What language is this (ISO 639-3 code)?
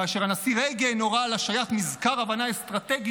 heb